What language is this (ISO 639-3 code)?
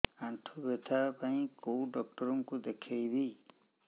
ori